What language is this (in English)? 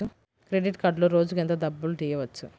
Telugu